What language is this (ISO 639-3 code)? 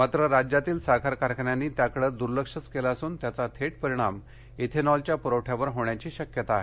mar